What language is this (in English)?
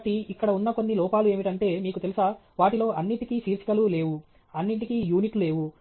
Telugu